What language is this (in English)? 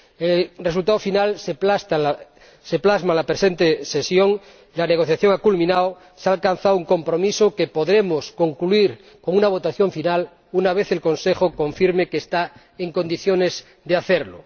Spanish